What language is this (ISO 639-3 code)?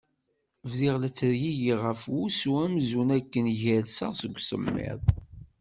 kab